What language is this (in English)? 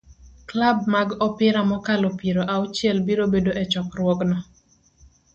Luo (Kenya and Tanzania)